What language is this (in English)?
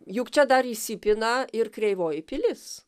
Lithuanian